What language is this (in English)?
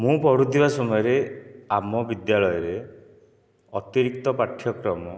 Odia